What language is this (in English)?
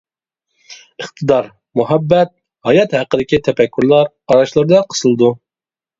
Uyghur